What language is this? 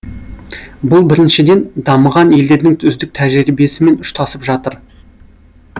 Kazakh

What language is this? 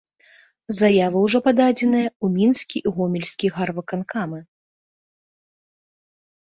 Belarusian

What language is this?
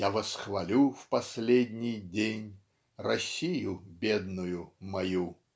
Russian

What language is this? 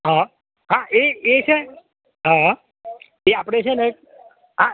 Gujarati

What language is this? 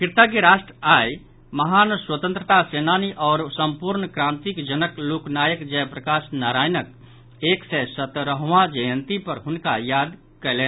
Maithili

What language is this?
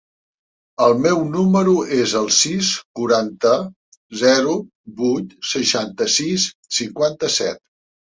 Catalan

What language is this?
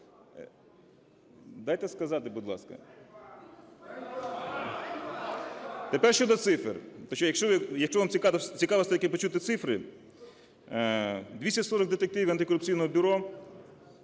Ukrainian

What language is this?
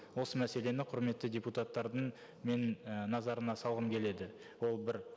Kazakh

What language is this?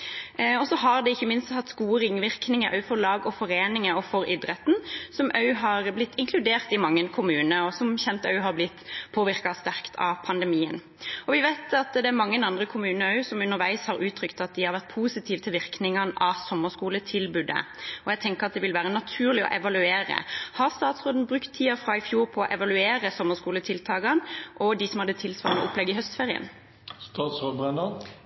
Norwegian Bokmål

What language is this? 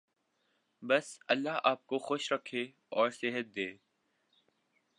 Urdu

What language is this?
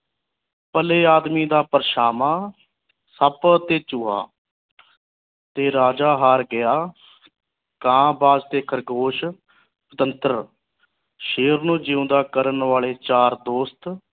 Punjabi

